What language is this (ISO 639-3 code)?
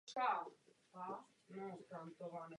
ces